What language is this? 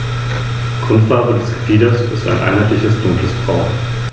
German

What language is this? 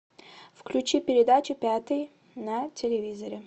Russian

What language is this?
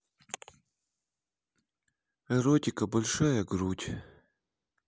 Russian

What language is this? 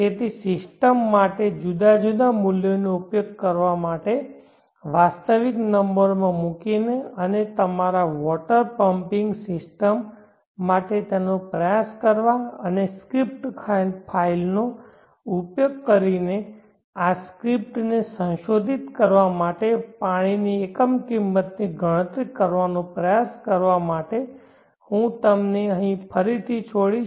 Gujarati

